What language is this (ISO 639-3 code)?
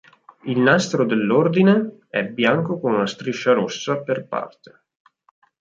ita